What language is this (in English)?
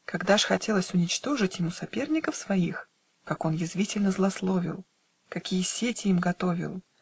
Russian